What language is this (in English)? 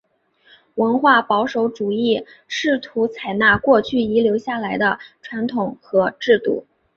Chinese